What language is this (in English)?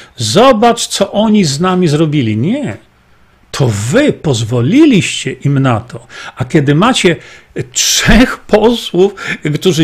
Polish